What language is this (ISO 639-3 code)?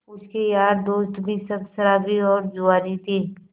hin